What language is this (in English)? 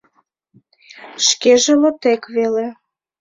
Mari